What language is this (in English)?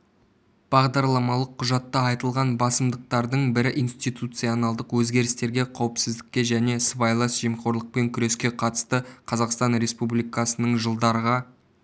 Kazakh